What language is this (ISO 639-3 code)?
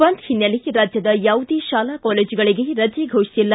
kan